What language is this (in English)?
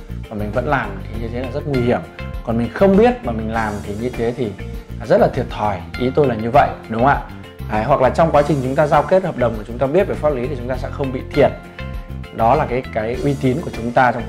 Vietnamese